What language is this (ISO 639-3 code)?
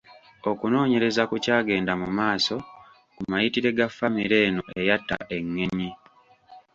lug